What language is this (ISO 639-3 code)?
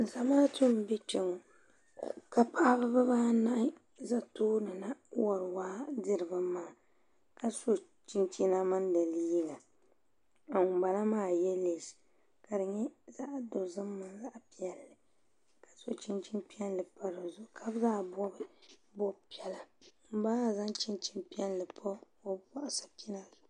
dag